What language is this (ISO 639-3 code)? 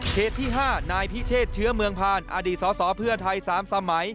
tha